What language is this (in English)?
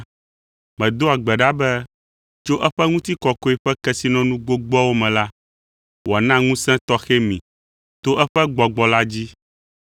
Ewe